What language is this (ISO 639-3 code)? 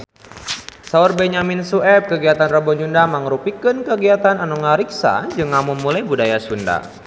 sun